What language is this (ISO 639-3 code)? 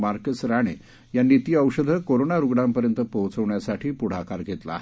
mar